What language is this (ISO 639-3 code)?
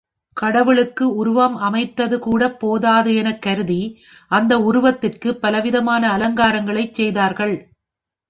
tam